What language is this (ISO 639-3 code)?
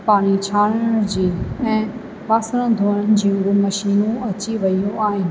snd